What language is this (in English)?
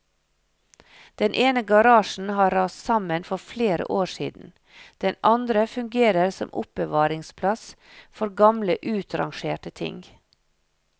Norwegian